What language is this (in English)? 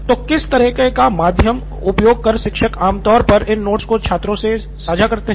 Hindi